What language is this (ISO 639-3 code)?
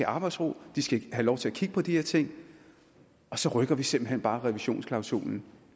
dan